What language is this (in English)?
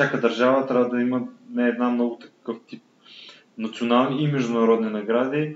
Bulgarian